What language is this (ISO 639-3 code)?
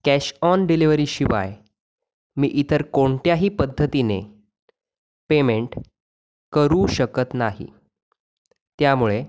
mar